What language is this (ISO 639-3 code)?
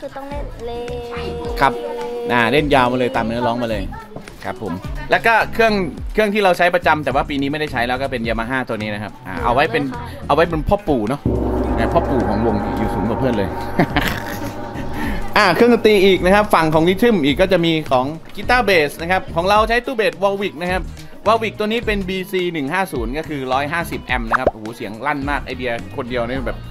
tha